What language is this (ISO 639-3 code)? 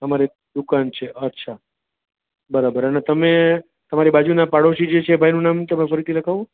guj